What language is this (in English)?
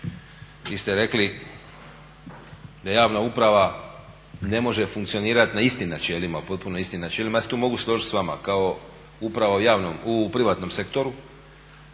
Croatian